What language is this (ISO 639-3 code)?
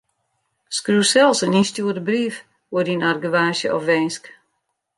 fry